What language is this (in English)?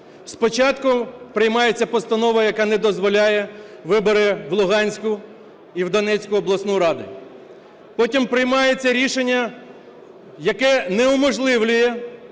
Ukrainian